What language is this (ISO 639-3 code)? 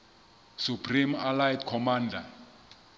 sot